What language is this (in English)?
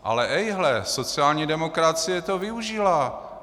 Czech